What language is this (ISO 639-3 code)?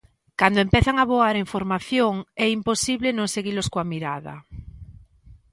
glg